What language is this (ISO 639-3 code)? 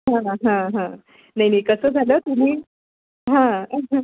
mar